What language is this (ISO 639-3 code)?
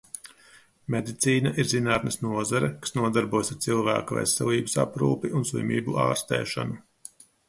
lav